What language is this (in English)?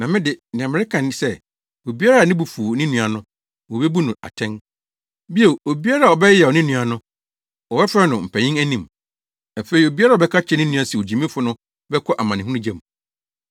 Akan